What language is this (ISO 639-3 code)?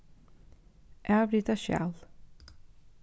fao